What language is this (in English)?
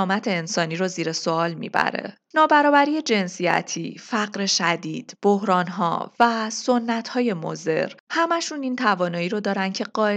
Persian